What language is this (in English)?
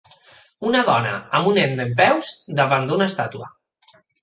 Catalan